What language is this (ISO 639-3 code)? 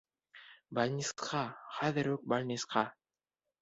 bak